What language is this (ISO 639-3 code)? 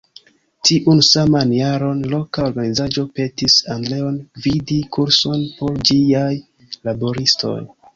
epo